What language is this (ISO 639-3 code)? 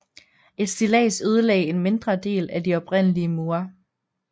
dan